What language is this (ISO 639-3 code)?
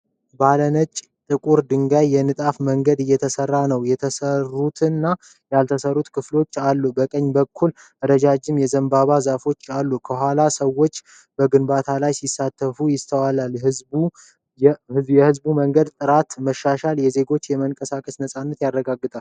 amh